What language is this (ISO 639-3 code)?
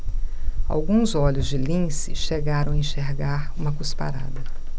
por